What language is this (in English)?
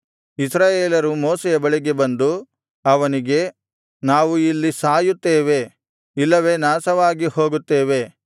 Kannada